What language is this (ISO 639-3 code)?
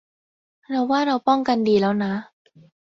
tha